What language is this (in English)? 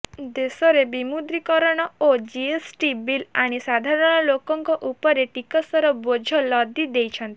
Odia